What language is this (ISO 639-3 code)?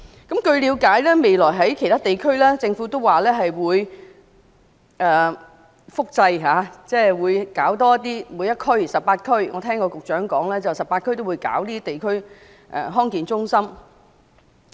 yue